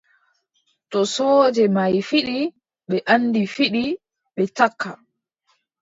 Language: Adamawa Fulfulde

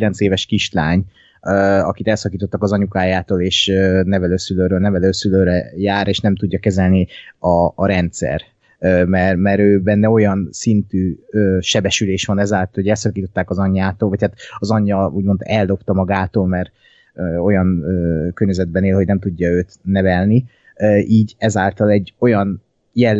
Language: Hungarian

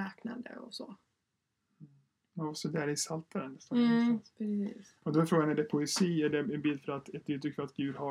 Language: Swedish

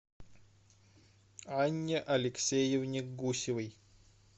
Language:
Russian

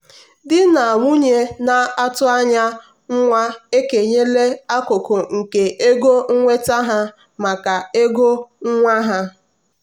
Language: Igbo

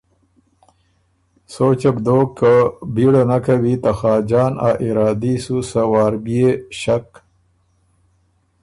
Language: Ormuri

